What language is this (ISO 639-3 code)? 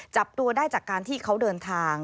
tha